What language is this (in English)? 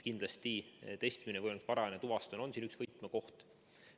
Estonian